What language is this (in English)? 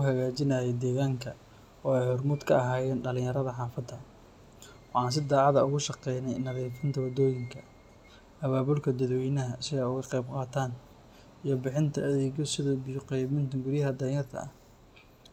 Somali